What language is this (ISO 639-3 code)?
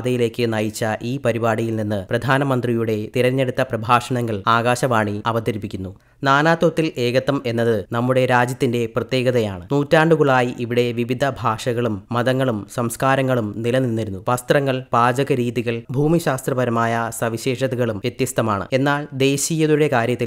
hin